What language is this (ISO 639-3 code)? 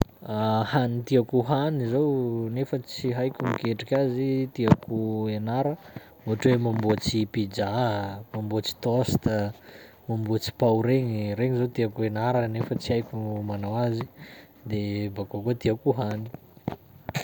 skg